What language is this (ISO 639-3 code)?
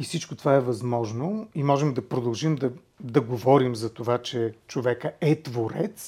bul